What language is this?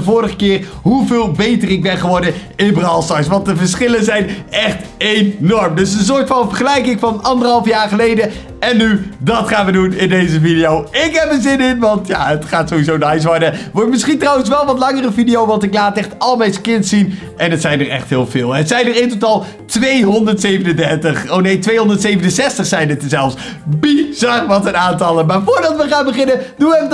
Dutch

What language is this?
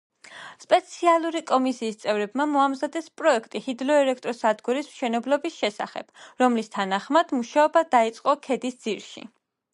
Georgian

